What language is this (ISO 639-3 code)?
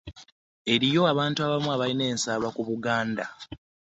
lug